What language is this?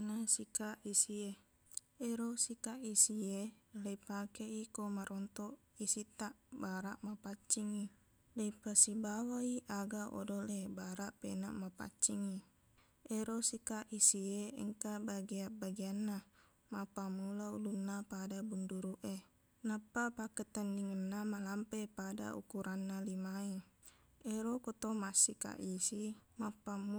Buginese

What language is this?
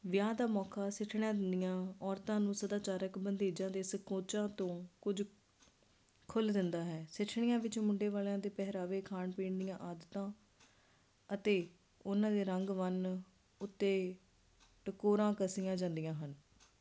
Punjabi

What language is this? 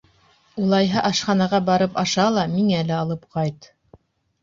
Bashkir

